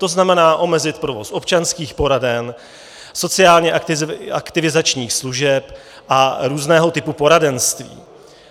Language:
Czech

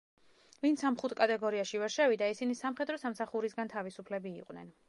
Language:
Georgian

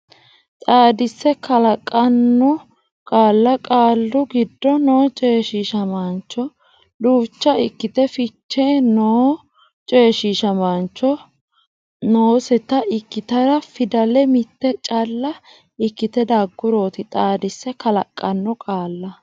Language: Sidamo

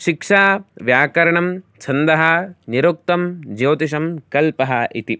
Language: Sanskrit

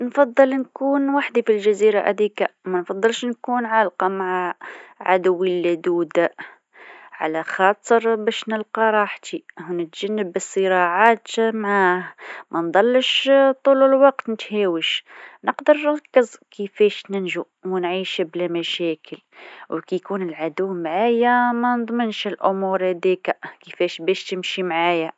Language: Tunisian Arabic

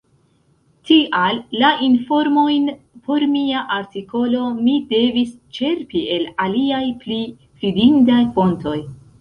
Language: Esperanto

